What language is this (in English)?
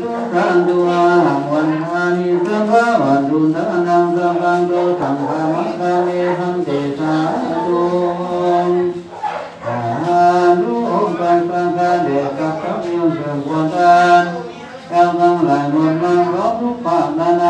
Thai